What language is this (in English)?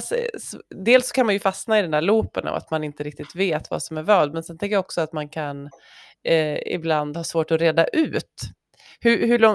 Swedish